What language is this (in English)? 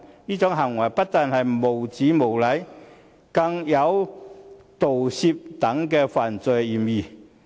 Cantonese